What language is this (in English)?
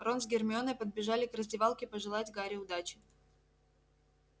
Russian